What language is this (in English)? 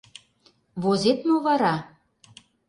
Mari